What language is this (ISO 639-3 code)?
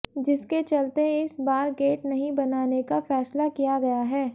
hin